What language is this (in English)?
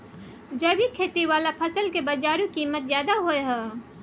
Maithili